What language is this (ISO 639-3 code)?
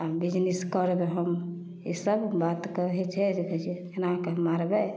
mai